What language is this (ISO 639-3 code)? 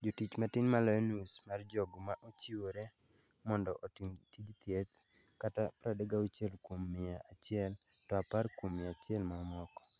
luo